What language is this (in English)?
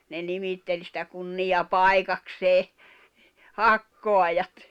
Finnish